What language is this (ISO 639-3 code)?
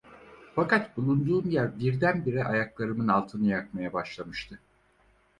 tur